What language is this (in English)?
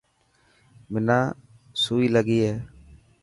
Dhatki